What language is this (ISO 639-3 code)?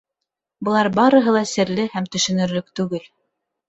bak